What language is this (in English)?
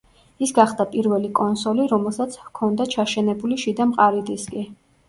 Georgian